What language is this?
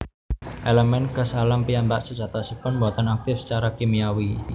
Javanese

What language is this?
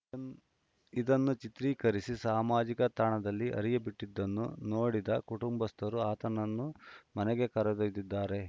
Kannada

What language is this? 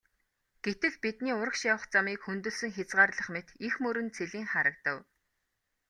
Mongolian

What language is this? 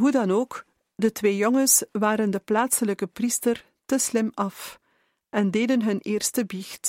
Dutch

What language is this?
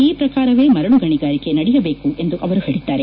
Kannada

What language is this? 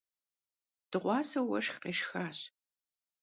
Kabardian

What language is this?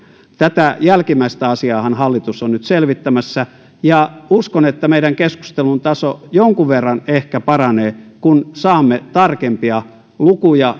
Finnish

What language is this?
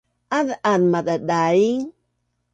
Bunun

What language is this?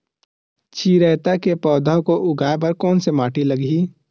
Chhattisgarhi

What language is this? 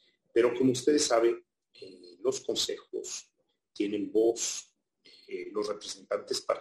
Spanish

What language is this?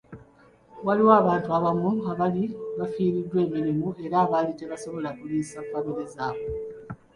Ganda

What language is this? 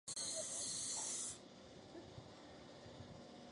Chinese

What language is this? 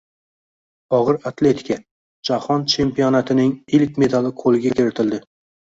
Uzbek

